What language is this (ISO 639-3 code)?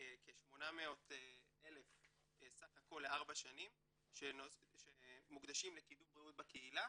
heb